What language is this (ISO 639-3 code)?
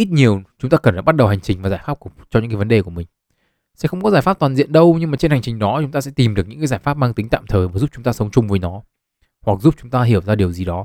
vie